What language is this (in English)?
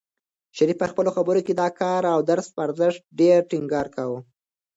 Pashto